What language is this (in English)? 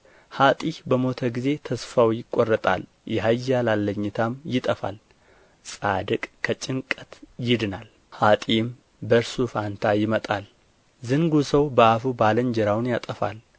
Amharic